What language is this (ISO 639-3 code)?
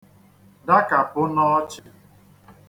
ibo